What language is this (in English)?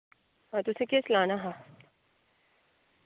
Dogri